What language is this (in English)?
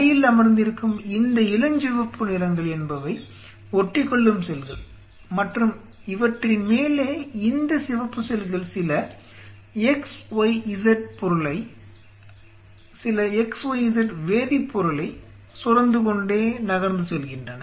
Tamil